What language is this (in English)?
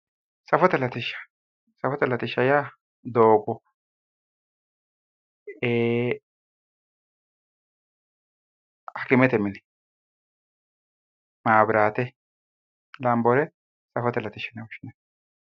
Sidamo